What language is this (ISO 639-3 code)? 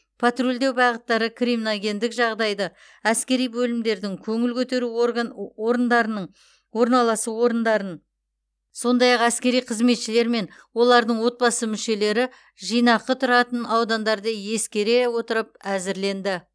kaz